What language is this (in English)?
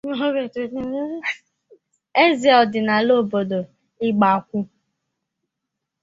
Igbo